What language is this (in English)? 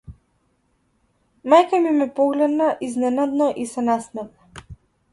Macedonian